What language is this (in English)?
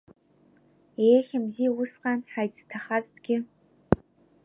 Abkhazian